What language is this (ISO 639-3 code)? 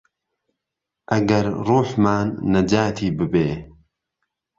ckb